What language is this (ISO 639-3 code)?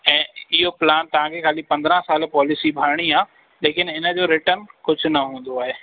snd